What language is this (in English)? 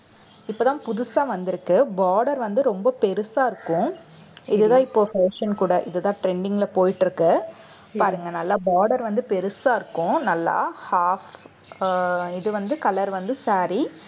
Tamil